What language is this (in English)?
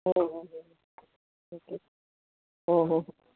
Gujarati